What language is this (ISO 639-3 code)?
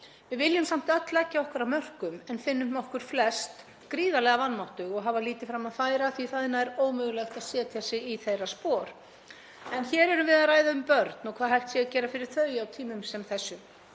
isl